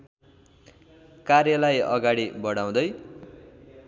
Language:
Nepali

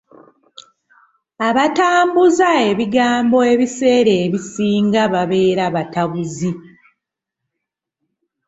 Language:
Ganda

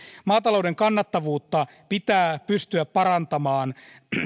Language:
Finnish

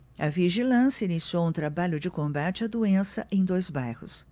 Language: Portuguese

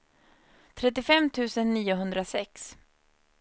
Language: Swedish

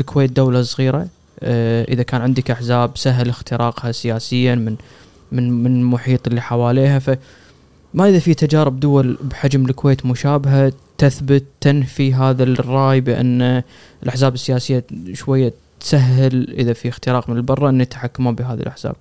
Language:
Arabic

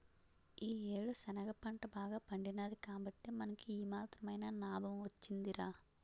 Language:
Telugu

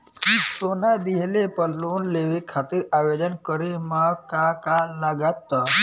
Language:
Bhojpuri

